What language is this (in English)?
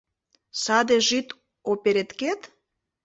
Mari